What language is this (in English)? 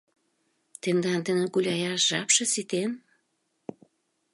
Mari